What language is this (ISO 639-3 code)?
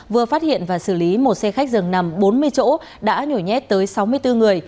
vie